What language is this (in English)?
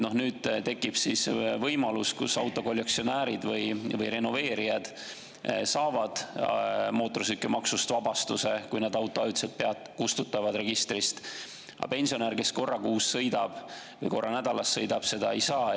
Estonian